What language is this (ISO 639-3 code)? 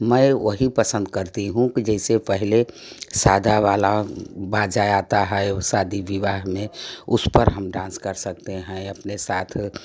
hin